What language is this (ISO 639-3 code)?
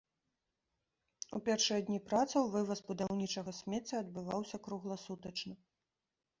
bel